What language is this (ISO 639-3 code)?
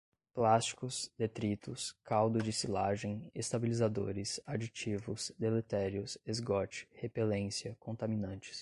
por